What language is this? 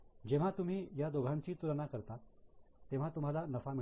Marathi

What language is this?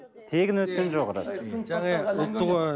Kazakh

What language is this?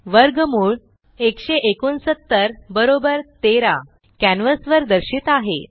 Marathi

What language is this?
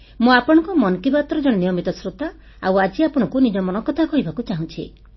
Odia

